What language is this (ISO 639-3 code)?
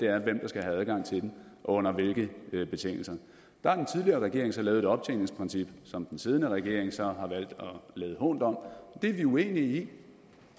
dan